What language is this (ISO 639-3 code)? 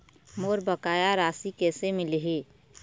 hne